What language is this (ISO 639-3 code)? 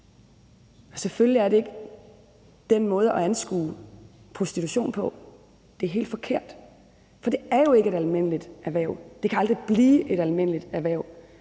dan